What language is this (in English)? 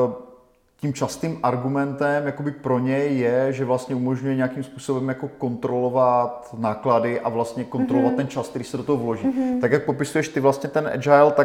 Czech